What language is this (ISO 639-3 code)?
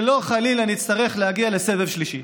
heb